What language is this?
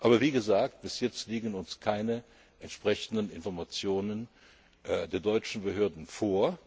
German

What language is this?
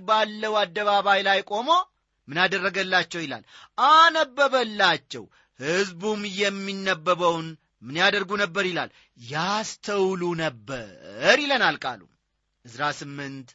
Amharic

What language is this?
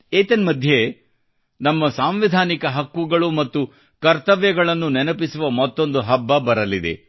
Kannada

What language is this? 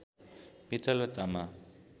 Nepali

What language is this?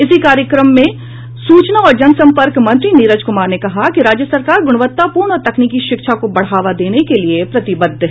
Hindi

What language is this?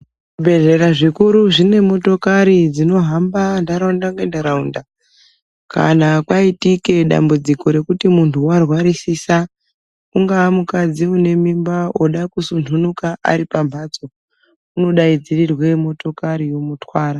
Ndau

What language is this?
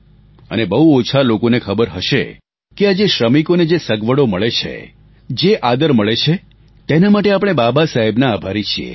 Gujarati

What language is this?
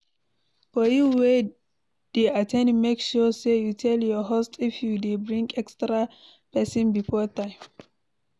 Nigerian Pidgin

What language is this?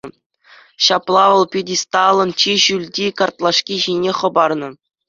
Chuvash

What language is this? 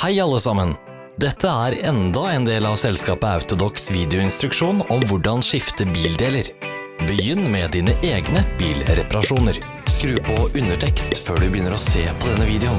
Norwegian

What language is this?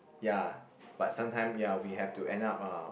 English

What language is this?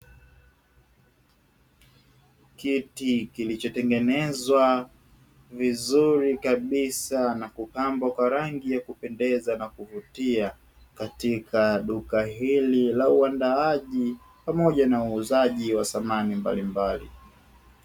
Swahili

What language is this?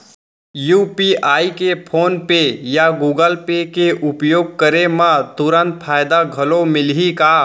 Chhattisgarhi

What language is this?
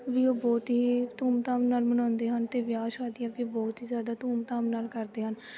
Punjabi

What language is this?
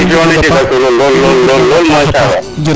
Serer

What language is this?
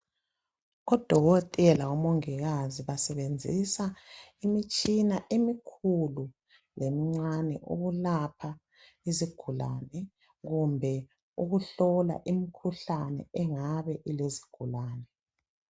North Ndebele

